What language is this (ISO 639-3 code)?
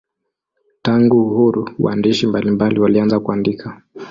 swa